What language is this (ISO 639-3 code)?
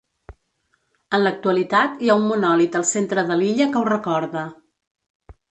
cat